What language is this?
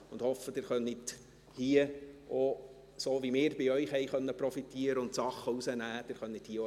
Swiss German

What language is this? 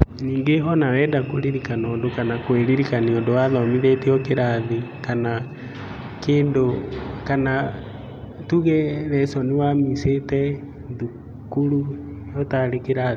Kikuyu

